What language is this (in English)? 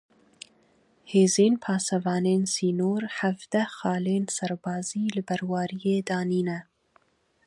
Kurdish